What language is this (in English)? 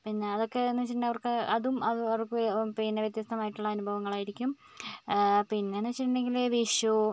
Malayalam